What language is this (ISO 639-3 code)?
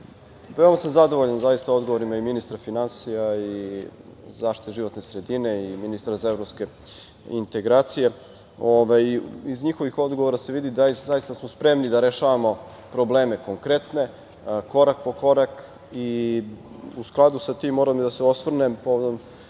srp